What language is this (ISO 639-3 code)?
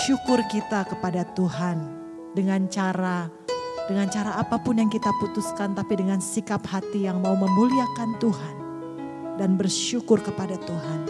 ind